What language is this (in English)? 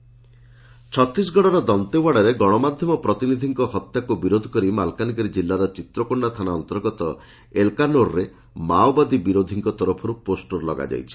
Odia